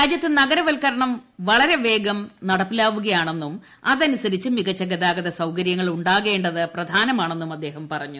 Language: Malayalam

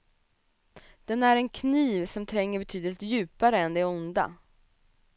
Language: Swedish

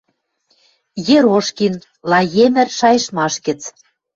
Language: Western Mari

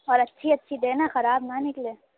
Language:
Urdu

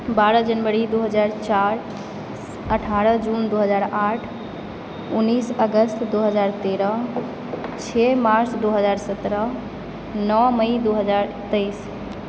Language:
Maithili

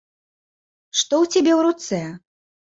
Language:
Belarusian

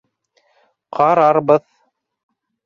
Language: Bashkir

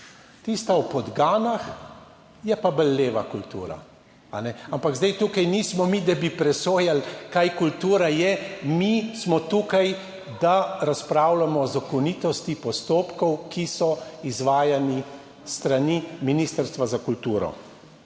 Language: Slovenian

